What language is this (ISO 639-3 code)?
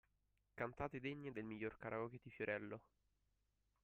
ita